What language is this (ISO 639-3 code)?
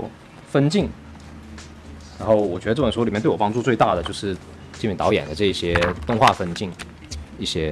zho